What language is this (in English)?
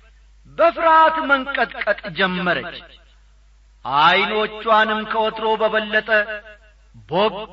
Amharic